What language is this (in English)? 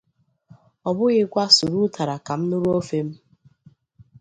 Igbo